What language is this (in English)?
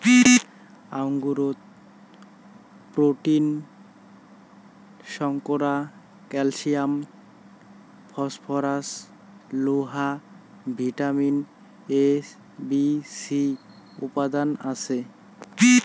Bangla